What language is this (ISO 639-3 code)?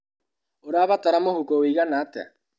kik